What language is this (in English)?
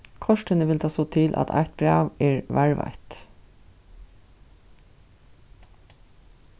Faroese